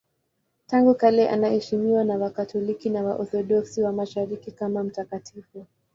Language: Swahili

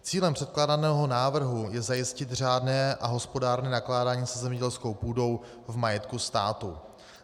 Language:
Czech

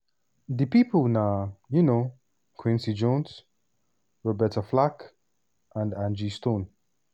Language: Nigerian Pidgin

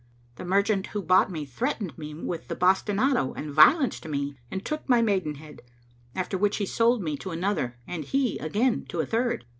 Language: English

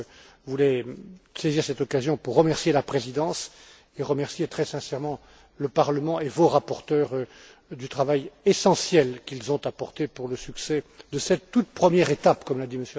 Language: French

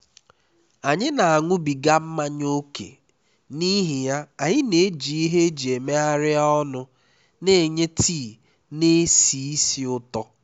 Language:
Igbo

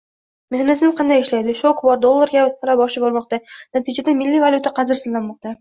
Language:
Uzbek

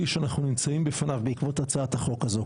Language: Hebrew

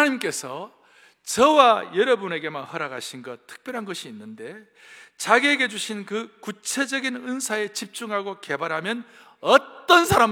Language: Korean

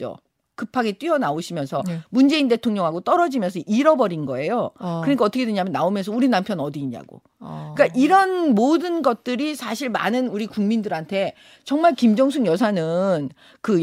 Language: Korean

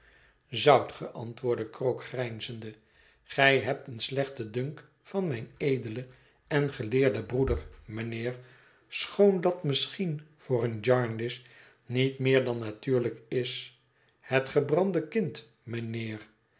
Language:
Dutch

